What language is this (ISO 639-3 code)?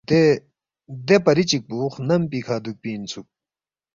bft